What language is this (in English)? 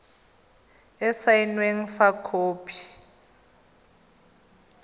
Tswana